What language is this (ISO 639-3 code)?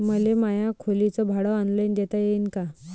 mar